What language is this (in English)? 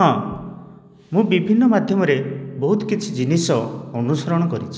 Odia